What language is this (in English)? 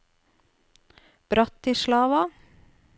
Norwegian